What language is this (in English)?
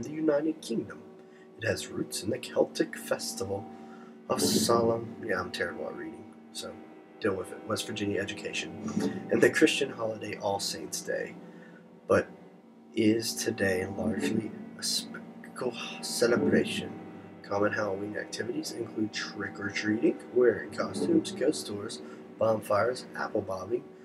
English